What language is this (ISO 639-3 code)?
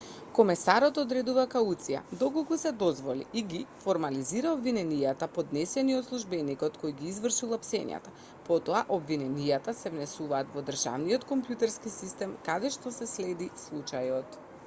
mkd